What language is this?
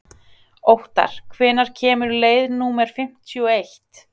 Icelandic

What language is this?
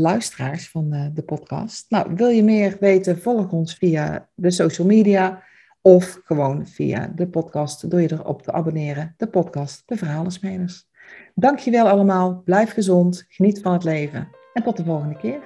Dutch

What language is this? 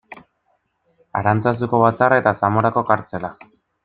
Basque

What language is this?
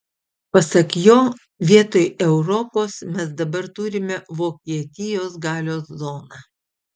Lithuanian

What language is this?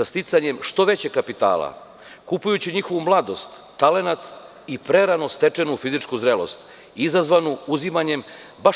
Serbian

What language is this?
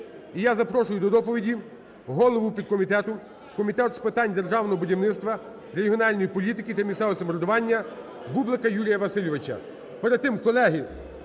Ukrainian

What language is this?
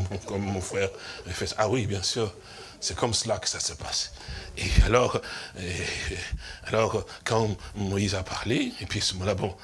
French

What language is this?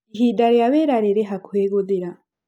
Kikuyu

